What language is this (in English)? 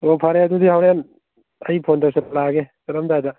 Manipuri